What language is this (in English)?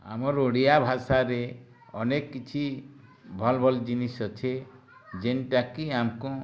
Odia